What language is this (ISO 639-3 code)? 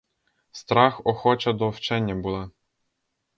ukr